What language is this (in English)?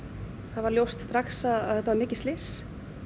Icelandic